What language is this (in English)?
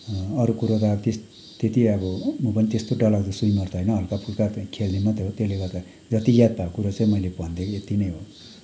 Nepali